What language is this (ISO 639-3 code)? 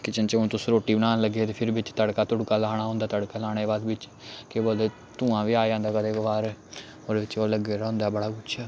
doi